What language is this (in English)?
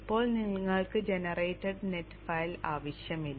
Malayalam